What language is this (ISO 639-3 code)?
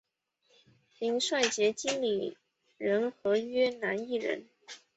zho